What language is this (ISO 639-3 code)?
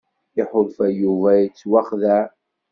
kab